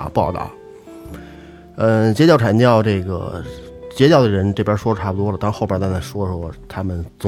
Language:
Chinese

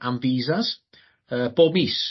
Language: Welsh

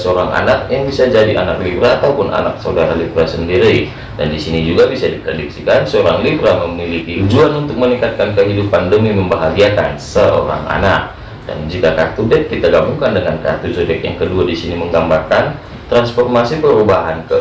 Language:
Indonesian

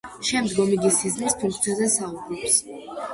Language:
Georgian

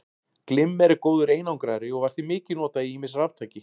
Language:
Icelandic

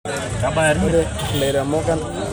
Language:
Masai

